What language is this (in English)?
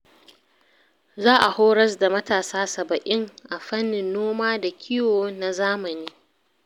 Hausa